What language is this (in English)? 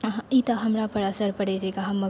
Maithili